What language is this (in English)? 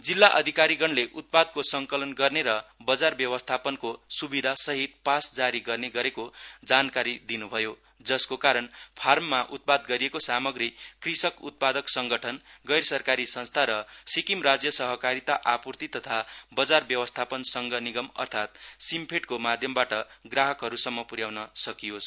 Nepali